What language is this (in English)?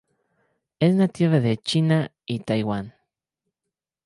Spanish